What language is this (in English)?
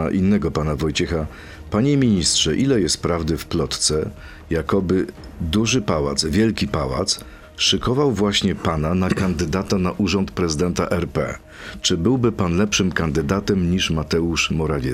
Polish